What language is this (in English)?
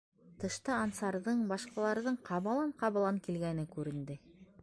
Bashkir